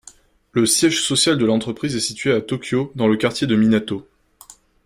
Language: French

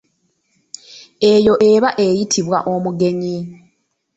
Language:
Ganda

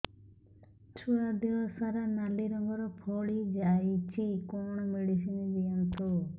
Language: Odia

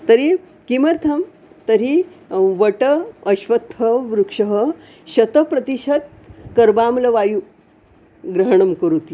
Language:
Sanskrit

